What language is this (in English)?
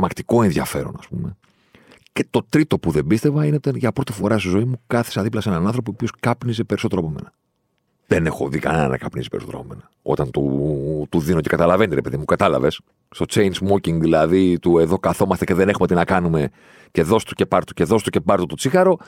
Greek